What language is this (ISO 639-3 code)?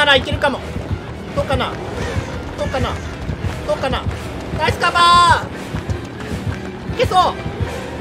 jpn